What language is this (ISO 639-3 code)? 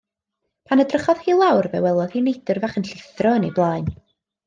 cym